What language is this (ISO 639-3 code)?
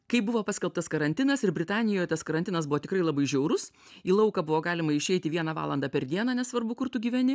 lit